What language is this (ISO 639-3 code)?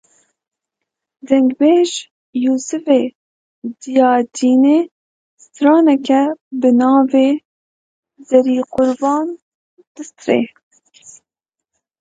kur